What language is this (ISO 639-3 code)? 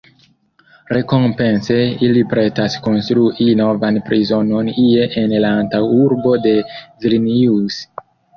epo